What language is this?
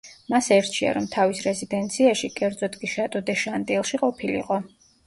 Georgian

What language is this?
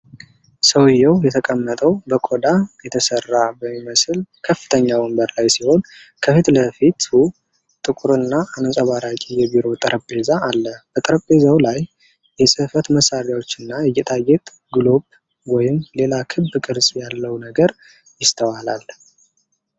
Amharic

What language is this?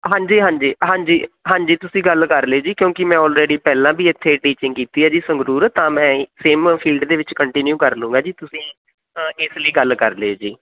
Punjabi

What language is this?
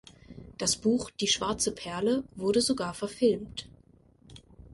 German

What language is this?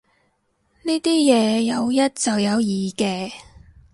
Cantonese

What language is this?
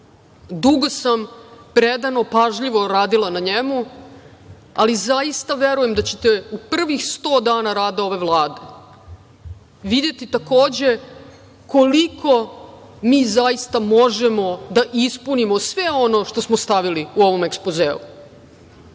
Serbian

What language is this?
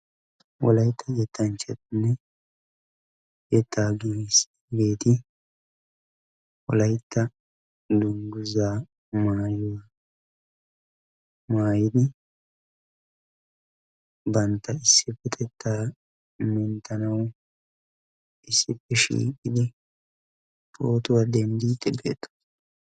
Wolaytta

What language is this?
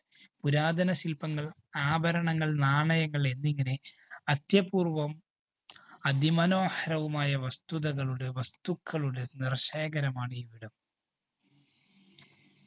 Malayalam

